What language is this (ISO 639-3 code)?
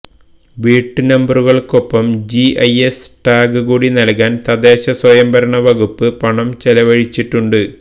mal